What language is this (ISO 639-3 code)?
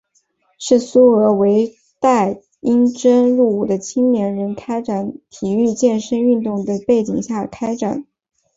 zho